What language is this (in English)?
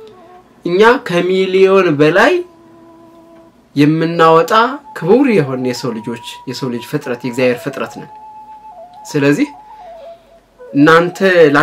Arabic